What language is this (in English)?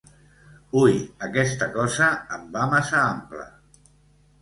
Catalan